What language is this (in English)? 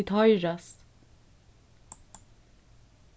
Faroese